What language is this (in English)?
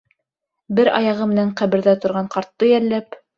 Bashkir